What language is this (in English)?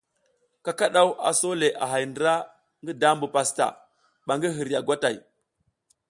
South Giziga